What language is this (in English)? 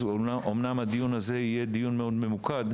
Hebrew